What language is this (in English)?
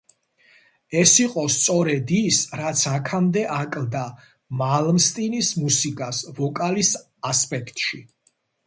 Georgian